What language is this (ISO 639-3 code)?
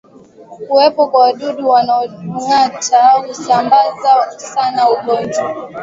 swa